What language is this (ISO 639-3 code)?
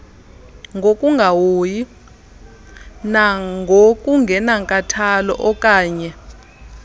xho